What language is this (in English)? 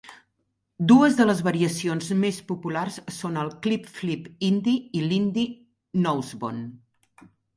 Catalan